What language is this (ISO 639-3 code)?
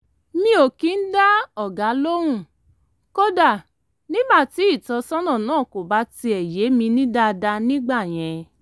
yor